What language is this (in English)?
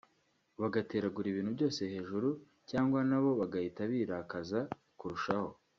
Kinyarwanda